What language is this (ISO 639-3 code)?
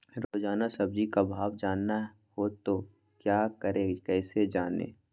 mag